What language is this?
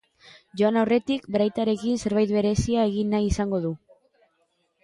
Basque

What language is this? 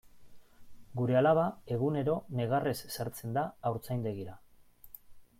Basque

